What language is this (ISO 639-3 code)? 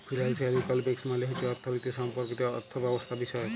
ben